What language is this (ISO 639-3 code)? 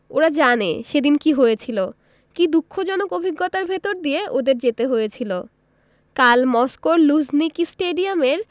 ben